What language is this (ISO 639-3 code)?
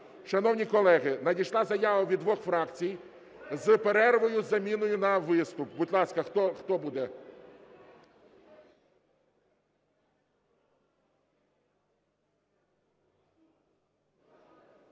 ukr